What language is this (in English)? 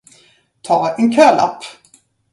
Swedish